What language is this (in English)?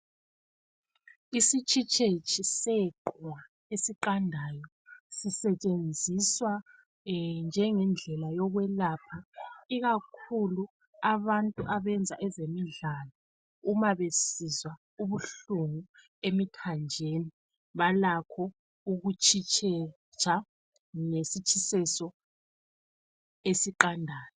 North Ndebele